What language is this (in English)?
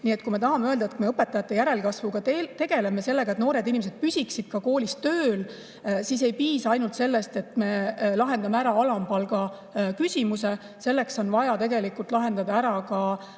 Estonian